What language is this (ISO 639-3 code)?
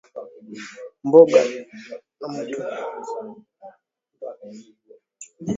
swa